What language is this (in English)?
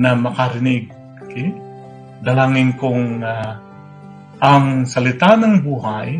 Filipino